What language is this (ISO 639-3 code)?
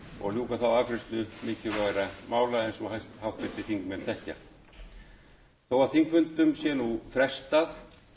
isl